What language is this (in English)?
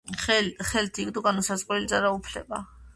Georgian